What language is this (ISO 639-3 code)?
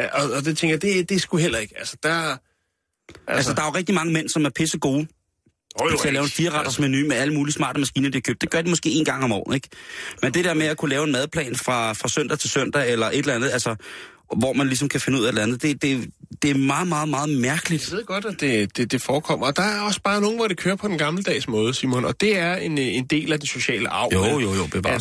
dan